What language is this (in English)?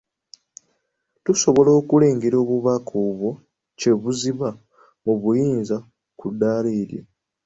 Ganda